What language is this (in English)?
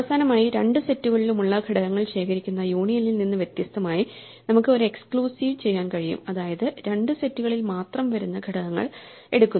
Malayalam